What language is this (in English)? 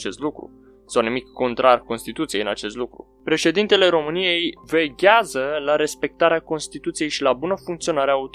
Romanian